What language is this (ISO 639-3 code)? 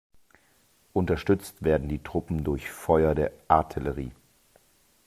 deu